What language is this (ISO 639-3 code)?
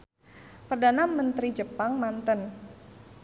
sun